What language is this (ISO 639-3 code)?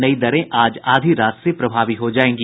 hin